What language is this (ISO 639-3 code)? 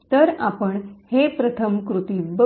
mar